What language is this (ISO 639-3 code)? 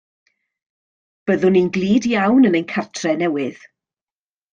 cym